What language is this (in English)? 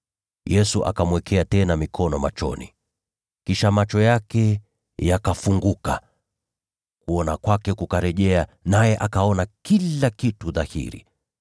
Swahili